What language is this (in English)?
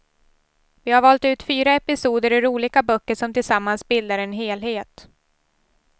Swedish